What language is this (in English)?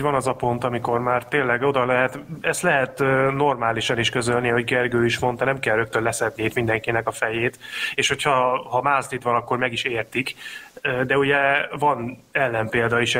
Hungarian